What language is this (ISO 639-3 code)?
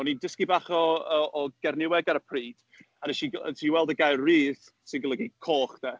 cym